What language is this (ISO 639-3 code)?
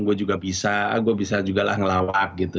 ind